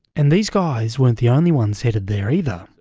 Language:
English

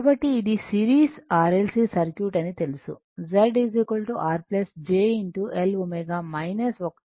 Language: Telugu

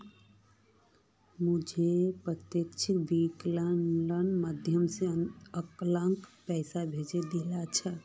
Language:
Magahi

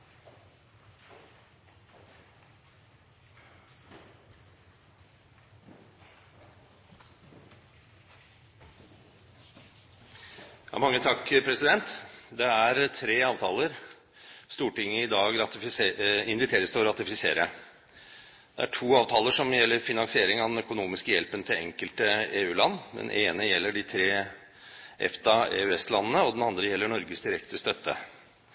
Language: Norwegian Bokmål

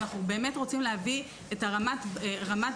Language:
Hebrew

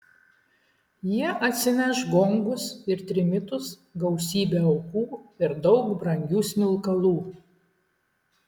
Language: Lithuanian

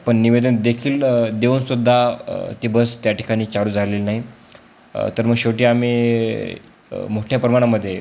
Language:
Marathi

